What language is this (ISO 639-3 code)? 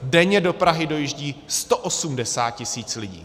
ces